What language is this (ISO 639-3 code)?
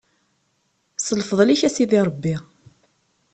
kab